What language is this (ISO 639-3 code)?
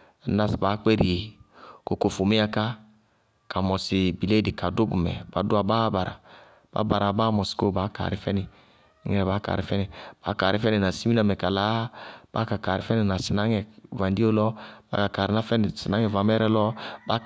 bqg